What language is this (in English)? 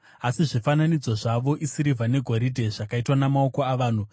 Shona